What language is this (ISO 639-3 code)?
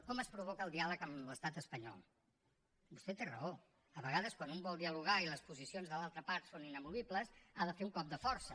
cat